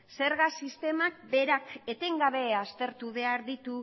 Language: Basque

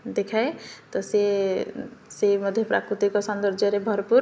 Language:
Odia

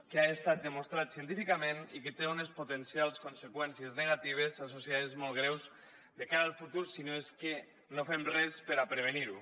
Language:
Catalan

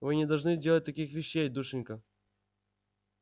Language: Russian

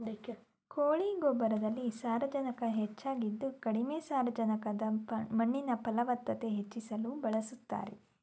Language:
Kannada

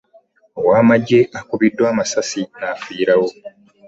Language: Ganda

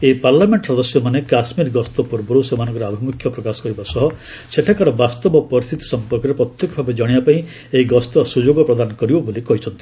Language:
Odia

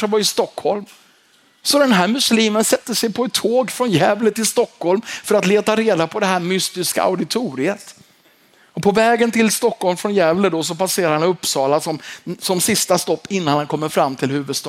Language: Swedish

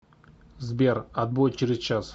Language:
Russian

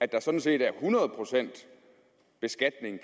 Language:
Danish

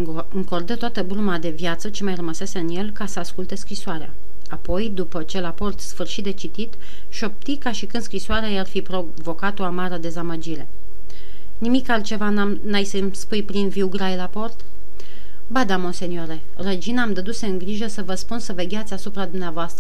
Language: Romanian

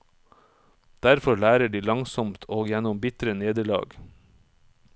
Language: Norwegian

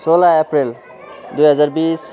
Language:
Nepali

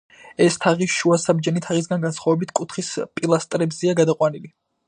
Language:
Georgian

